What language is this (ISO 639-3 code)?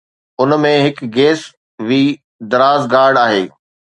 snd